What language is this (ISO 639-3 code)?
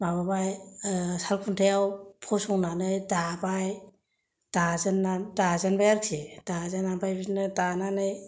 brx